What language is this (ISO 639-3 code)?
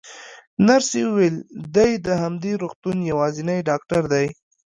pus